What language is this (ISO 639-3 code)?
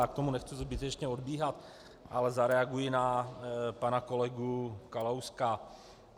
ces